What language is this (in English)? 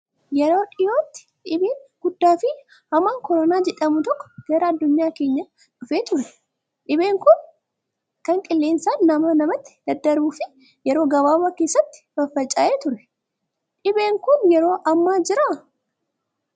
Oromo